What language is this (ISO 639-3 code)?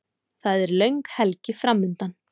isl